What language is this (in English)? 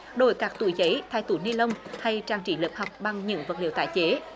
Vietnamese